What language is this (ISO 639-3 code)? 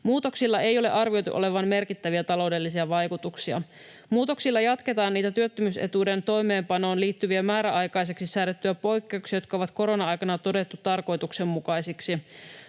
fin